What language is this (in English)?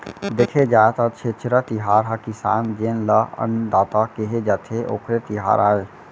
Chhattisgarhi